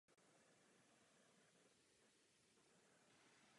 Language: Czech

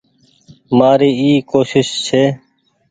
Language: Goaria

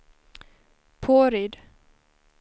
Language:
Swedish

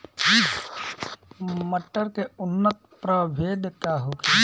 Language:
Bhojpuri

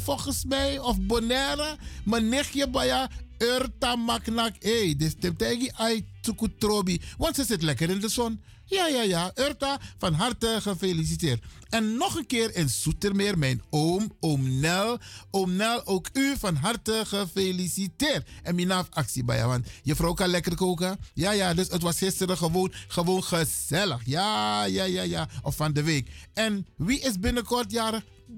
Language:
Dutch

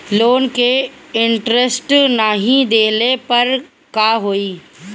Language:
Bhojpuri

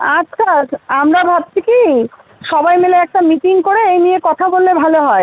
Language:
Bangla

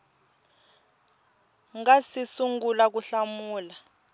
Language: Tsonga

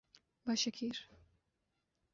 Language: Urdu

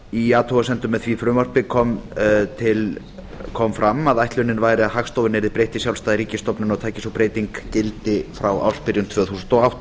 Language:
Icelandic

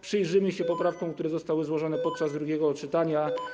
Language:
Polish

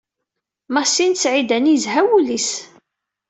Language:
Kabyle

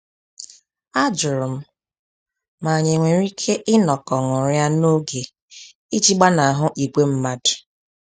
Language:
Igbo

